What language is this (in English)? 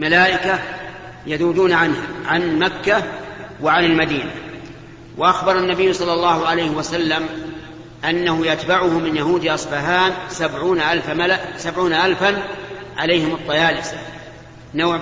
Arabic